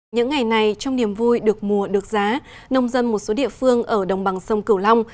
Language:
Vietnamese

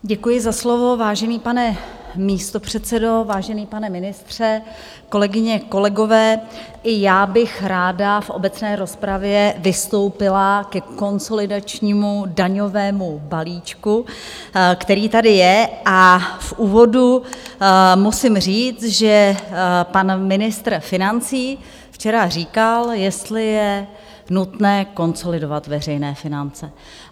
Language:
Czech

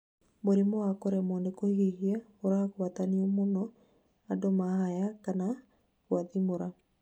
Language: Kikuyu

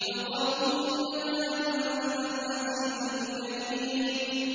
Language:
Arabic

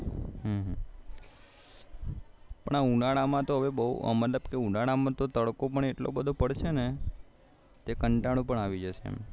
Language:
Gujarati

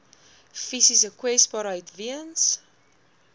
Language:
Afrikaans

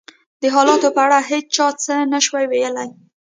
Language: Pashto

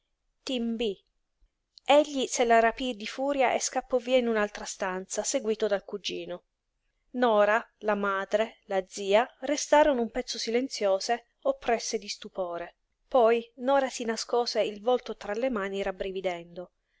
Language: Italian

